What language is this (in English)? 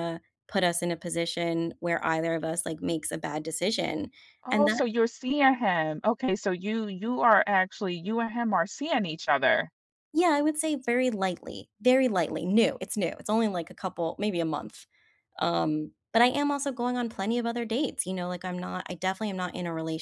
English